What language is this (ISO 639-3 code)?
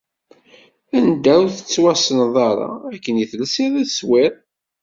kab